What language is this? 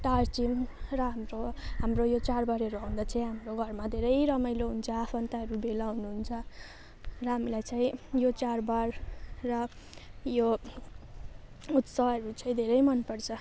Nepali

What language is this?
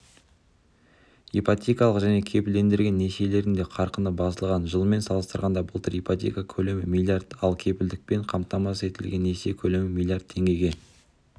Kazakh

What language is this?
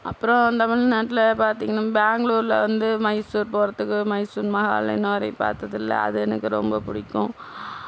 Tamil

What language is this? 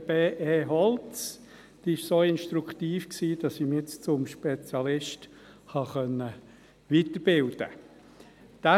Swiss German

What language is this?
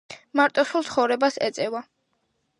Georgian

